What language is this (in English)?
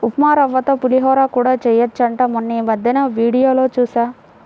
Telugu